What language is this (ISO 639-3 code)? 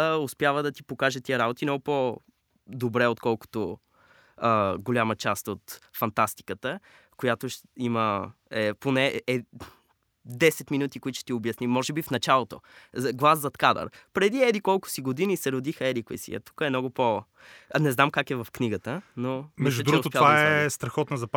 bul